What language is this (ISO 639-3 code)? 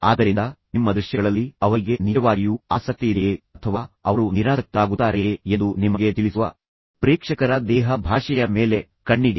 kan